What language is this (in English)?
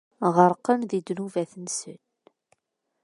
Kabyle